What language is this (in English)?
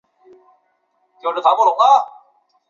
Chinese